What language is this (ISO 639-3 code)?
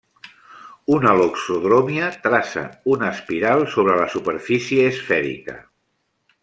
cat